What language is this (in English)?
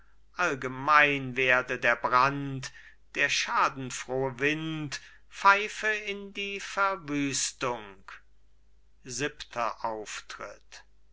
German